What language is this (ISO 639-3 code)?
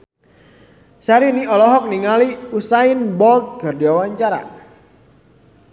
sun